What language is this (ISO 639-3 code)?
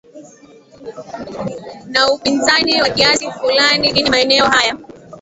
swa